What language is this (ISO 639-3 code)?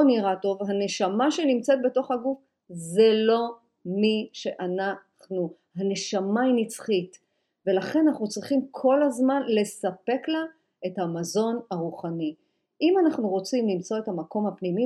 heb